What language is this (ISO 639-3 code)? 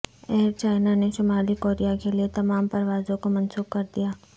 urd